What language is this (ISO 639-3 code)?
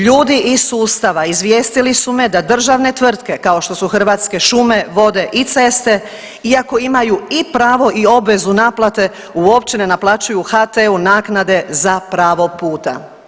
hrv